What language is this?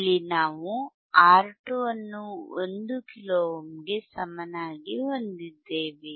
Kannada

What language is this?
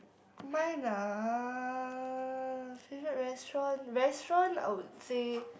English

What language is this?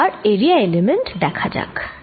Bangla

